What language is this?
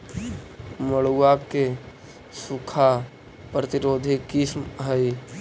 Magahi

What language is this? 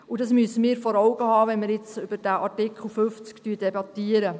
Swiss German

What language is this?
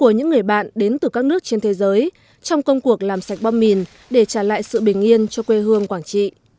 Vietnamese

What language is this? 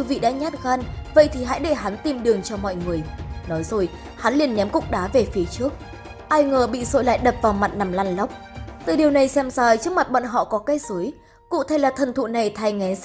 Vietnamese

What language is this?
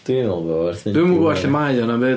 Welsh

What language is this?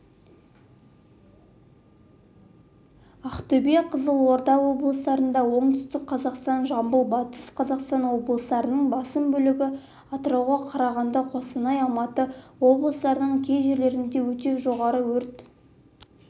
Kazakh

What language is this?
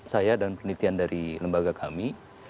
Indonesian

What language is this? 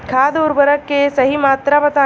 Bhojpuri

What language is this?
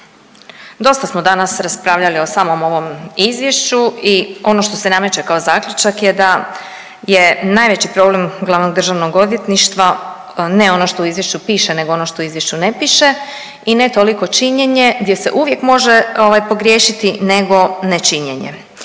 Croatian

